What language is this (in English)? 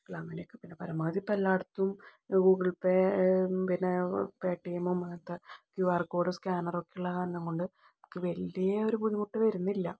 Malayalam